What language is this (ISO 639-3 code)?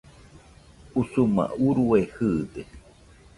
hux